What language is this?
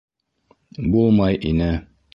Bashkir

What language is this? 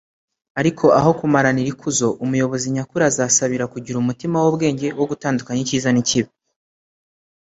Kinyarwanda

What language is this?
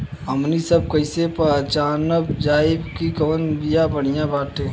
Bhojpuri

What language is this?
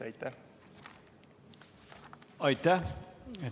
Estonian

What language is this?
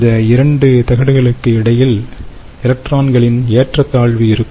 Tamil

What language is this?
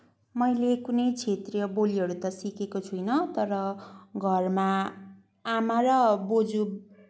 Nepali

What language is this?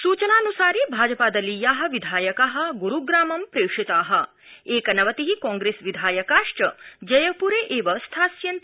Sanskrit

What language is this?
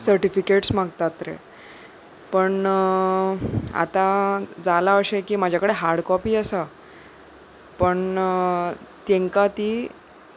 Konkani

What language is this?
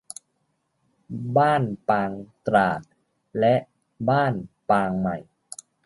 Thai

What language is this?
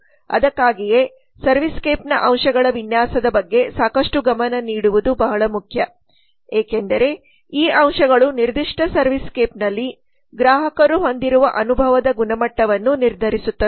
Kannada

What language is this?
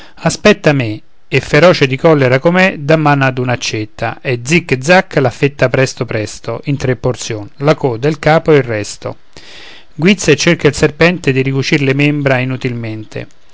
Italian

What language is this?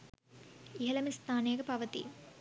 Sinhala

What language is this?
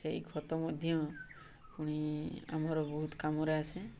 Odia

